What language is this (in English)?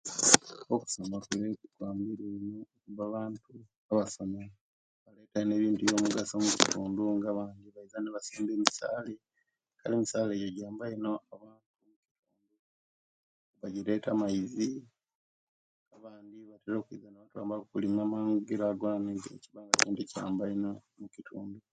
Kenyi